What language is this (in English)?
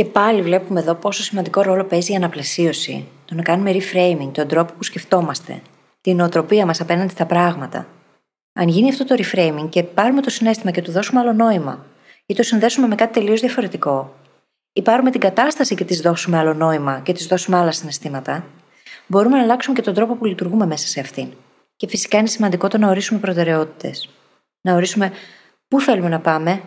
Greek